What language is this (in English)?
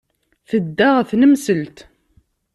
Kabyle